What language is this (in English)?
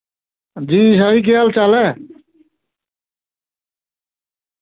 Dogri